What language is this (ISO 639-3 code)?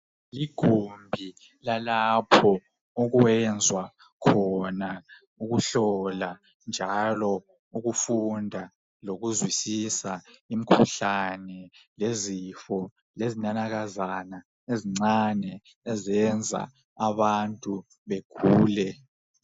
nde